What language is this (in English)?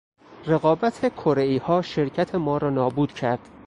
Persian